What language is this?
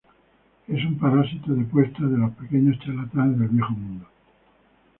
Spanish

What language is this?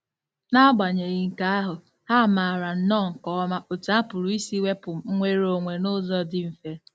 Igbo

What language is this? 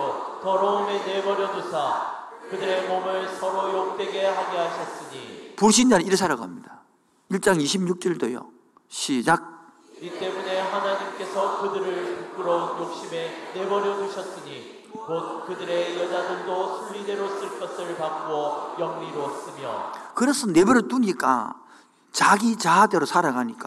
Korean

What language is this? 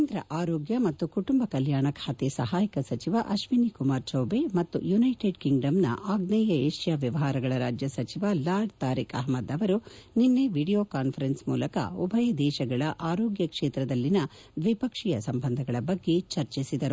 Kannada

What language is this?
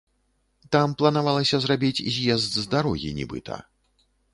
Belarusian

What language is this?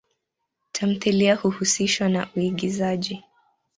Swahili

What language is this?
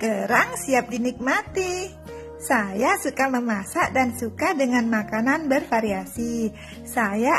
Indonesian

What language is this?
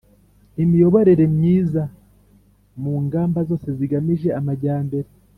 Kinyarwanda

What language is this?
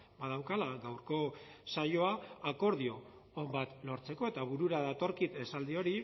Basque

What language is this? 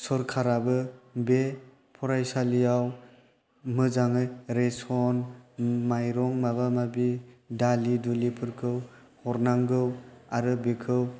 Bodo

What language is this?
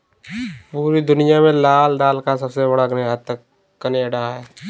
Hindi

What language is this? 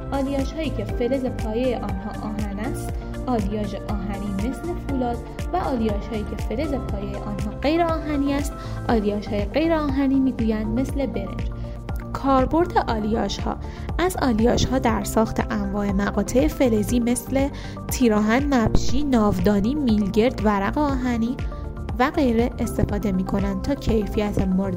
Persian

